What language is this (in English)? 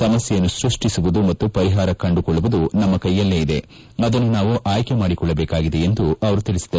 Kannada